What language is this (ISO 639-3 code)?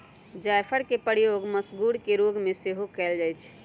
mag